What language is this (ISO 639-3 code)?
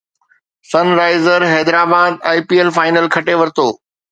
snd